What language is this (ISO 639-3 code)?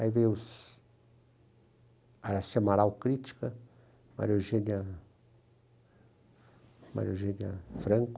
por